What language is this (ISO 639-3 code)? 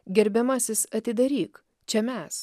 lit